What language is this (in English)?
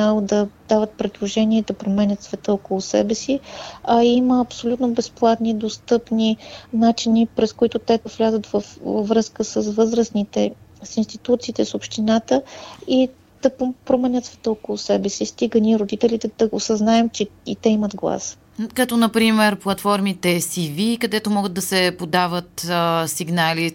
Bulgarian